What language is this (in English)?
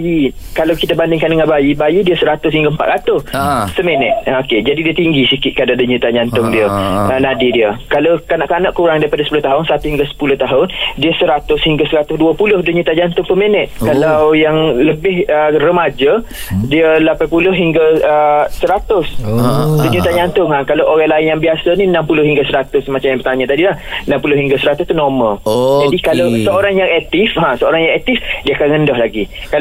Malay